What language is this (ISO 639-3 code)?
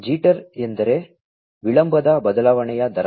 kan